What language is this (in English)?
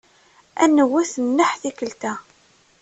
Kabyle